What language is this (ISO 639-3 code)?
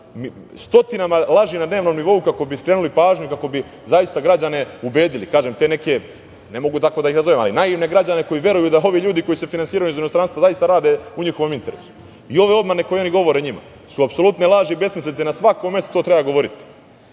srp